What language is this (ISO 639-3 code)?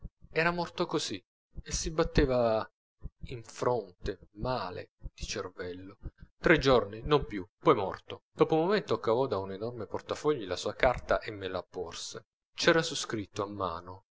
ita